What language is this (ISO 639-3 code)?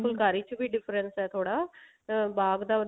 pan